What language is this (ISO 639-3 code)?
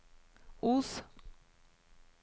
nor